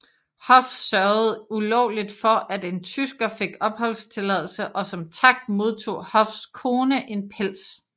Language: Danish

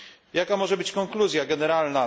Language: Polish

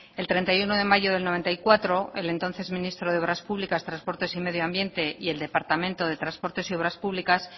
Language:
Spanish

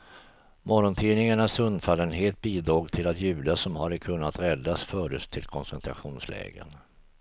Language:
Swedish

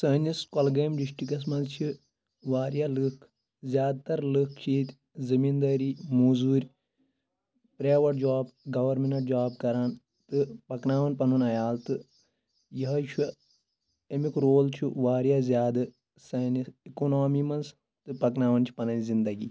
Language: Kashmiri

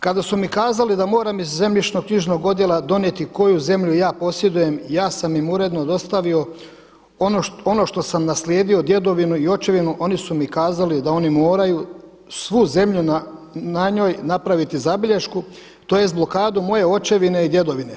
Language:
Croatian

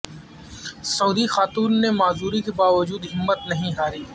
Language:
Urdu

